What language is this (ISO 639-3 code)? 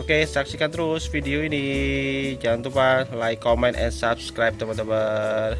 ind